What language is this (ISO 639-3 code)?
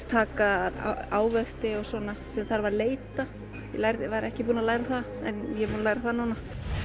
isl